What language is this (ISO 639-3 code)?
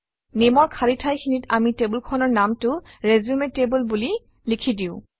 asm